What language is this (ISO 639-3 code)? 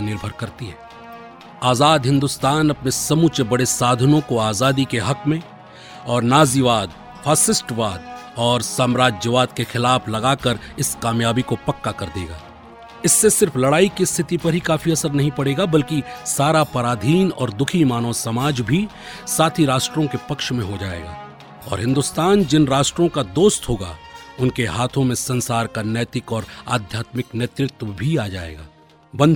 hin